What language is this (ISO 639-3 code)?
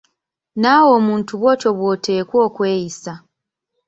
lug